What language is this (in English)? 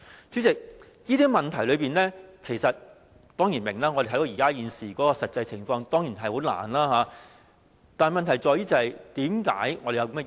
Cantonese